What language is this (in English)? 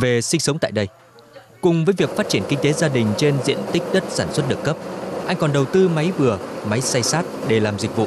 Vietnamese